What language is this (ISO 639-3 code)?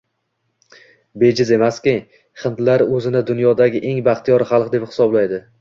uzb